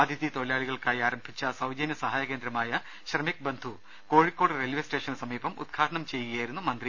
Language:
Malayalam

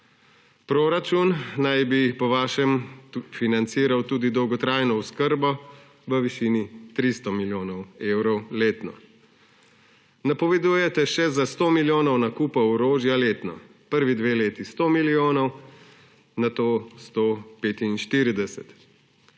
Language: Slovenian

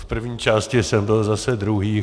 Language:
Czech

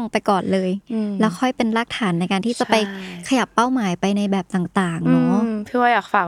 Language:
Thai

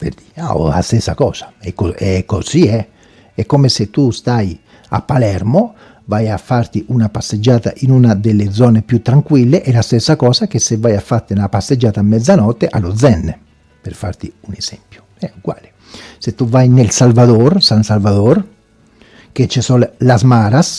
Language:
Italian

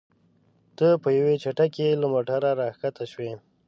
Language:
Pashto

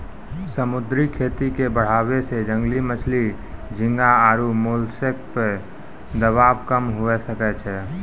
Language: Maithili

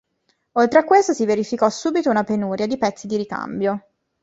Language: Italian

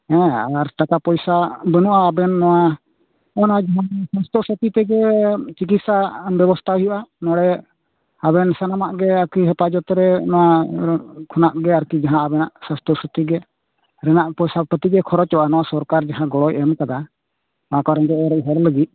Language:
Santali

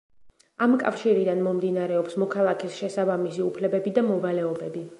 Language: Georgian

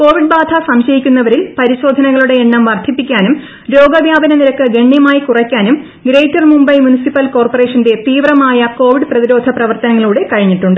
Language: Malayalam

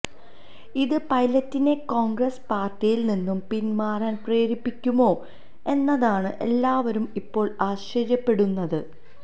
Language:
Malayalam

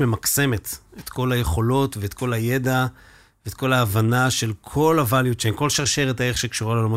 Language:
Hebrew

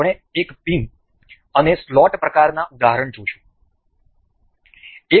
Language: Gujarati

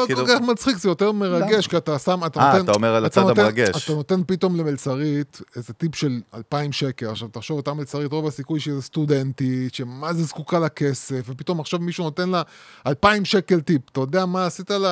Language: Hebrew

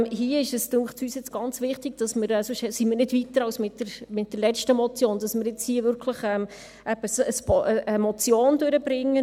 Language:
Swiss German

